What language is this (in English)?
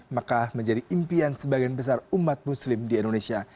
Indonesian